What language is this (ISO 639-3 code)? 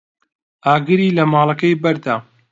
ckb